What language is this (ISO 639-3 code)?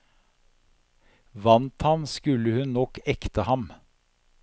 nor